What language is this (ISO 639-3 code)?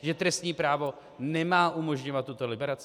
ces